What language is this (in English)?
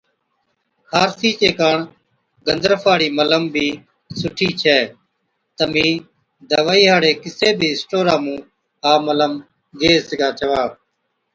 Od